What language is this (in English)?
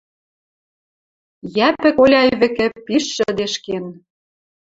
Western Mari